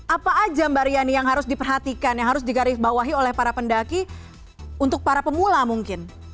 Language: Indonesian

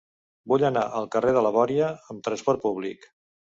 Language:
Catalan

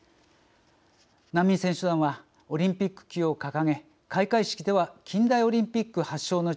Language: Japanese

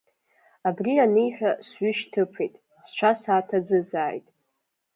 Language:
Abkhazian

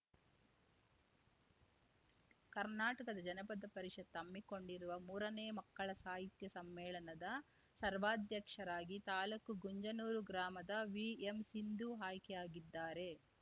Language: Kannada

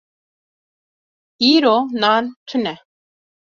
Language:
Kurdish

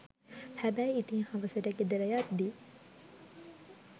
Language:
Sinhala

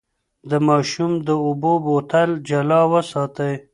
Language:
Pashto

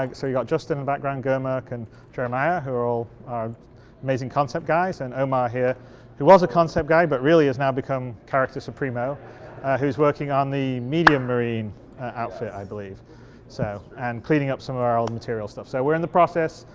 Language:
English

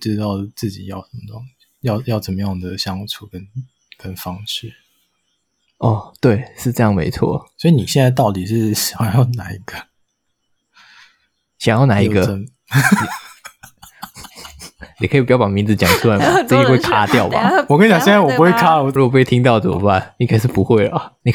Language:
Chinese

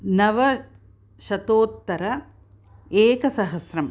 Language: Sanskrit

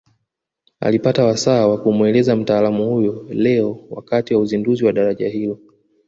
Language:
Swahili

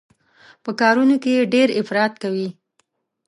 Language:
Pashto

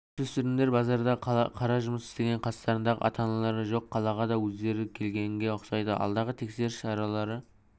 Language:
Kazakh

